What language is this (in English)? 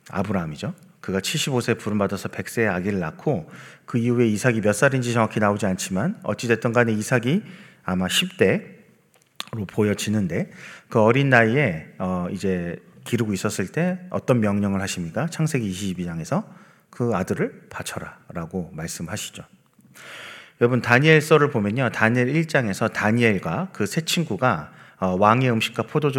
Korean